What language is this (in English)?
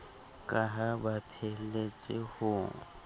Southern Sotho